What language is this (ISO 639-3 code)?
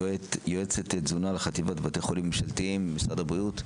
heb